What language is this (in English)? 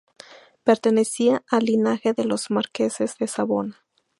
Spanish